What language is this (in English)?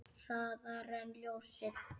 Icelandic